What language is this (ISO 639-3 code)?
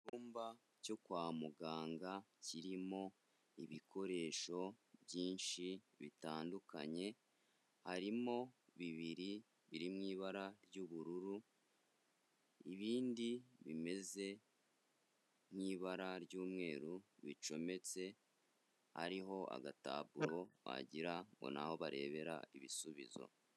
kin